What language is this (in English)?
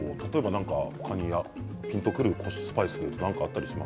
Japanese